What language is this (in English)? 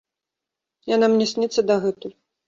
Belarusian